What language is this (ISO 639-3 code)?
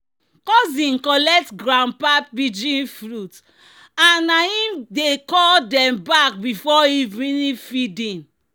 pcm